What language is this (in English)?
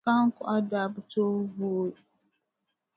Dagbani